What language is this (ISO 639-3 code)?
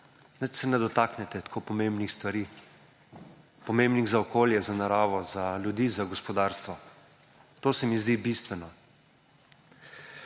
slv